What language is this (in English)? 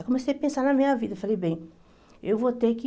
Portuguese